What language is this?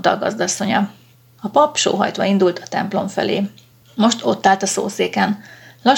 Hungarian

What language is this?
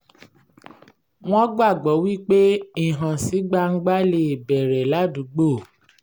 Yoruba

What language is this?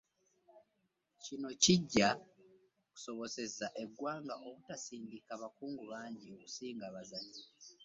Ganda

